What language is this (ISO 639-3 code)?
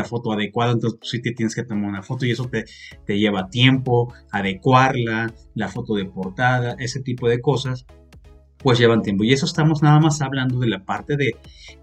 spa